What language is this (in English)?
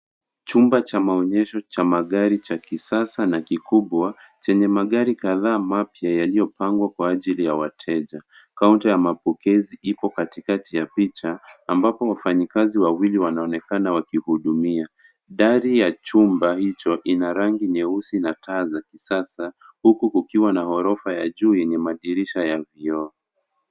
Swahili